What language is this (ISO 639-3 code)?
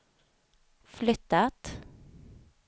swe